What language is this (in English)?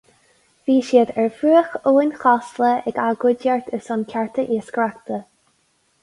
Irish